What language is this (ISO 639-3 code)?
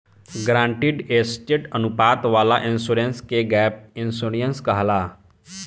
bho